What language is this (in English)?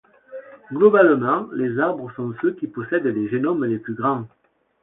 French